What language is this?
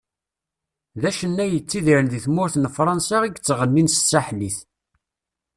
Kabyle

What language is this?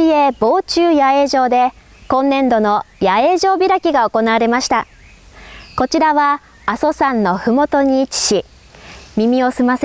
Japanese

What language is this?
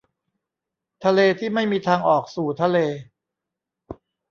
Thai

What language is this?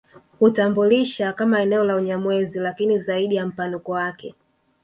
Swahili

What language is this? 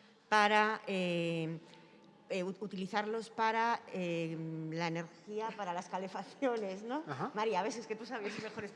Spanish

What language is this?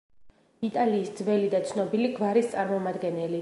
Georgian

